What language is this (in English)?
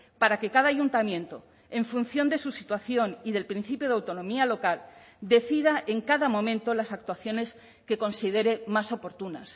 Spanish